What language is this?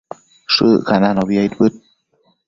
Matsés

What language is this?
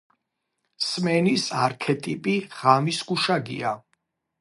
Georgian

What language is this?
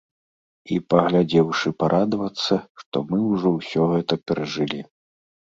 Belarusian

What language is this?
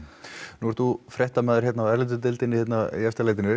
Icelandic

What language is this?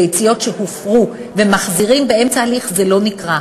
Hebrew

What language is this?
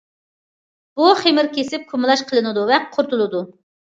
Uyghur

